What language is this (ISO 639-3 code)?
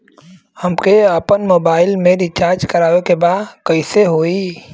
bho